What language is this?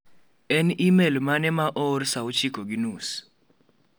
Luo (Kenya and Tanzania)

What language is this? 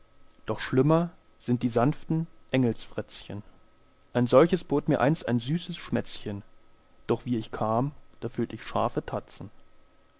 German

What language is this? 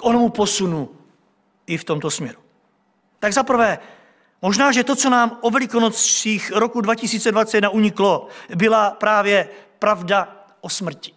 Czech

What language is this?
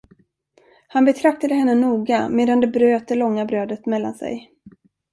Swedish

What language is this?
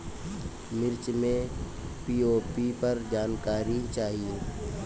Bhojpuri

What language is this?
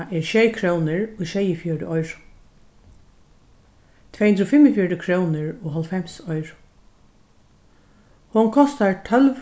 Faroese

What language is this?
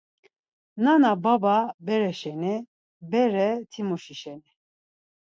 Laz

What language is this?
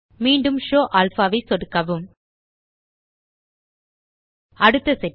Tamil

